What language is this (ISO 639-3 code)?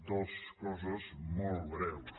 cat